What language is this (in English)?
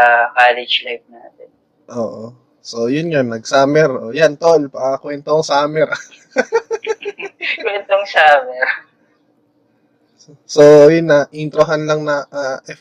Filipino